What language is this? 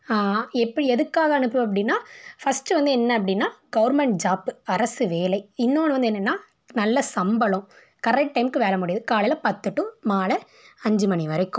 Tamil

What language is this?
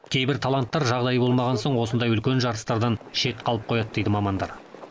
Kazakh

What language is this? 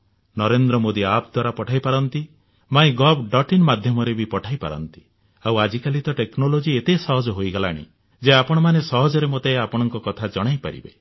Odia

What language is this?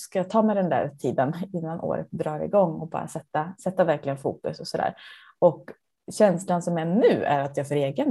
Swedish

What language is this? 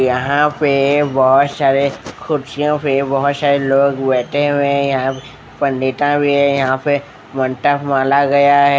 Hindi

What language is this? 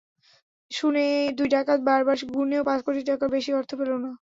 Bangla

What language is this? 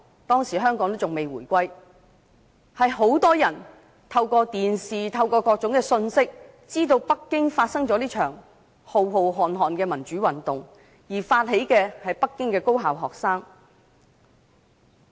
Cantonese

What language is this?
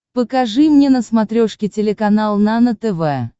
Russian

